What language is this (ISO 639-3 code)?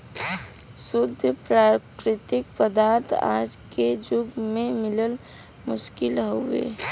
bho